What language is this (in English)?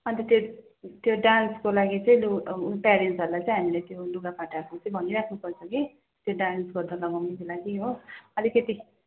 Nepali